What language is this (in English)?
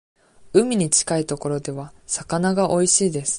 Japanese